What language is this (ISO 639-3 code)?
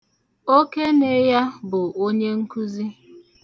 ibo